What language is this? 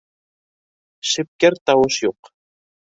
Bashkir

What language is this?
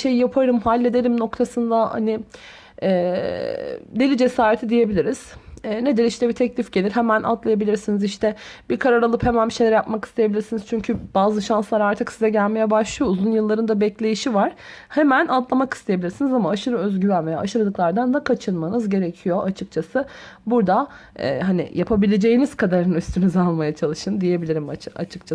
Turkish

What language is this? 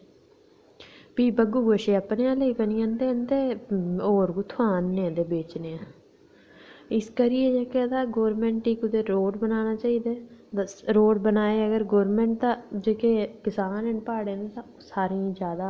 Dogri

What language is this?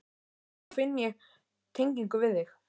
Icelandic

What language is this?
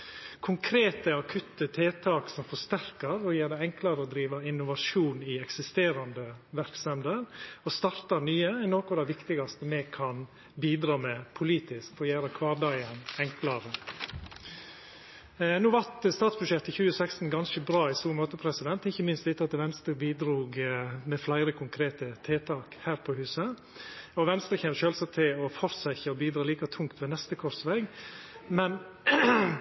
Norwegian Nynorsk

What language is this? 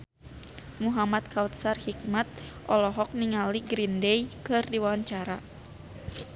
Sundanese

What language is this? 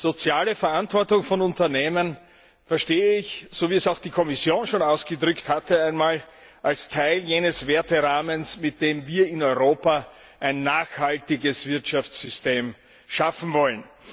German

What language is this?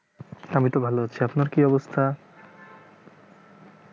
Bangla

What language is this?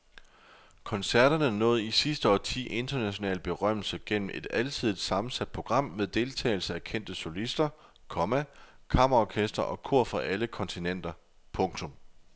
Danish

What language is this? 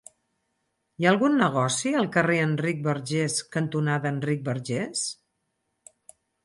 Catalan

